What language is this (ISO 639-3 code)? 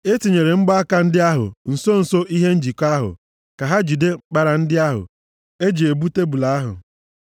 ibo